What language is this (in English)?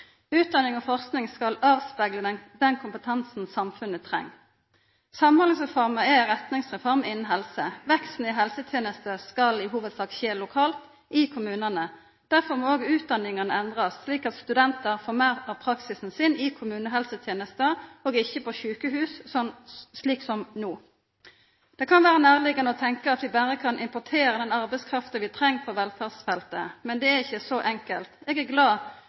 Norwegian Nynorsk